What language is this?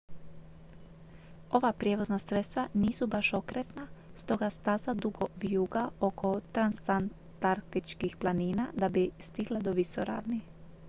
Croatian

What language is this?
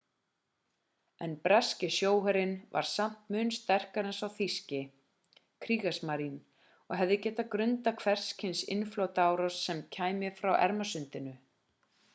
Icelandic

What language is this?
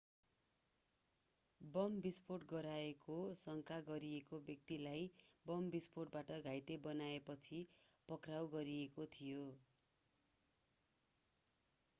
Nepali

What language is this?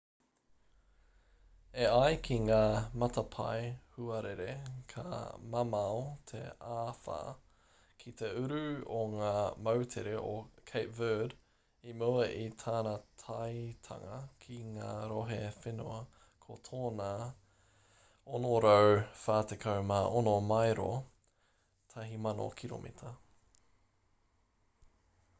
Māori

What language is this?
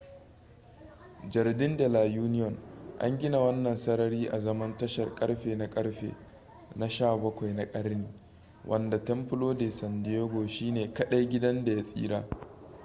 Hausa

